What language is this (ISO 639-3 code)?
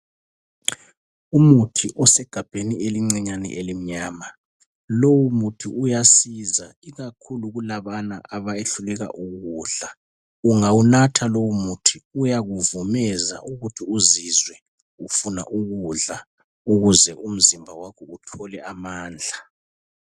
nde